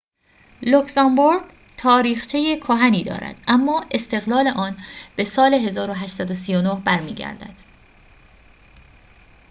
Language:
Persian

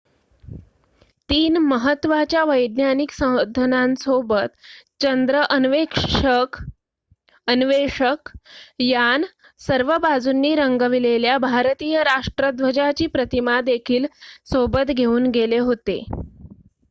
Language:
Marathi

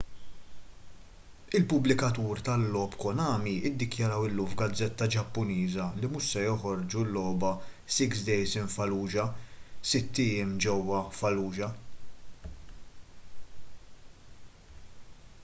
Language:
Maltese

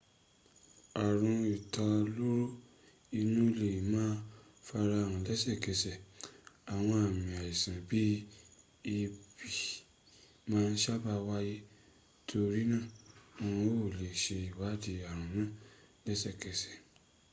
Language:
Yoruba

